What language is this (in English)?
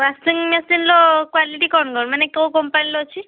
Odia